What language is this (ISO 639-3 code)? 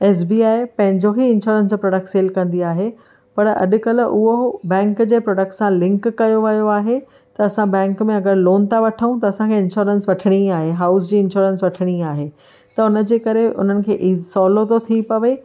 snd